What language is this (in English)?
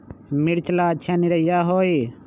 Magahi